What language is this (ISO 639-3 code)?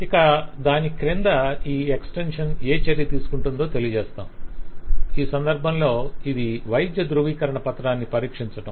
tel